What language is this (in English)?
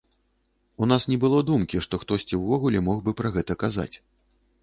Belarusian